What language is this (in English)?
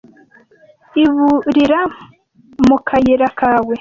Kinyarwanda